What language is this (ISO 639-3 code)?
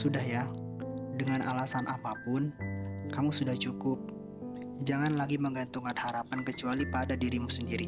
ind